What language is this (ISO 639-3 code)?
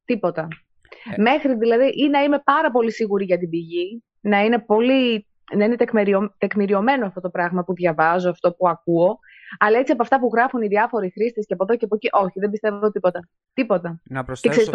ell